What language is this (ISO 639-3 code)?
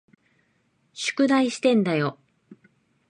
jpn